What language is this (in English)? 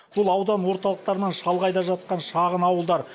Kazakh